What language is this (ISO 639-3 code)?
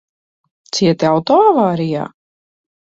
lav